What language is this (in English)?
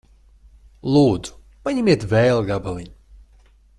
Latvian